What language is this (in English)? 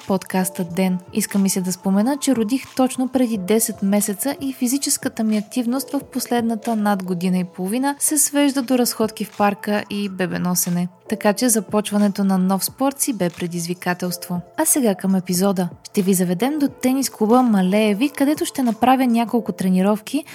Bulgarian